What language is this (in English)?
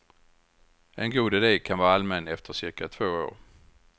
Swedish